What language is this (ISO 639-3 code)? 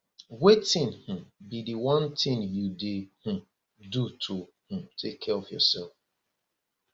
pcm